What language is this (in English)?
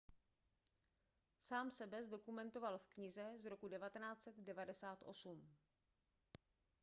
Czech